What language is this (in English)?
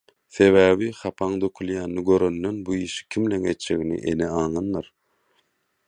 Turkmen